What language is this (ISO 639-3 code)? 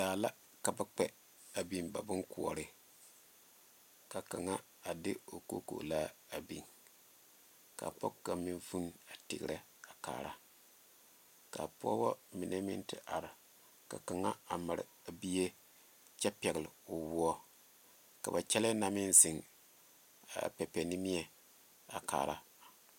dga